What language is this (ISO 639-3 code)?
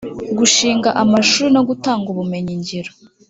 kin